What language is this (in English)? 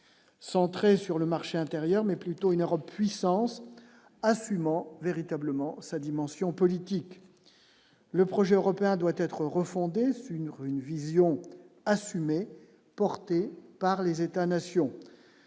French